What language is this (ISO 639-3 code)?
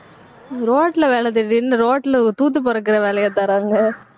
tam